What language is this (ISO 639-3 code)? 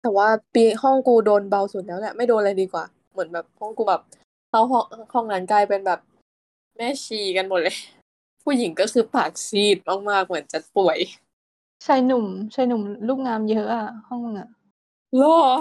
tha